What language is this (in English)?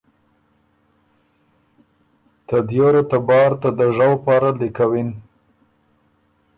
Ormuri